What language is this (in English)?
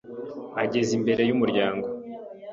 Kinyarwanda